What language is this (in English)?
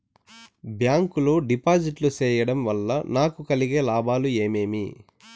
Telugu